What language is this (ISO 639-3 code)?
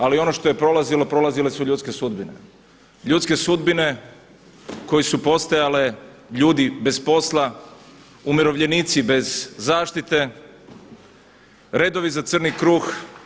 hrv